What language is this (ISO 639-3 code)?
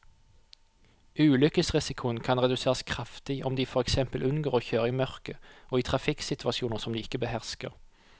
nor